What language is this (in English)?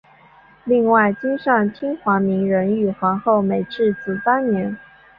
Chinese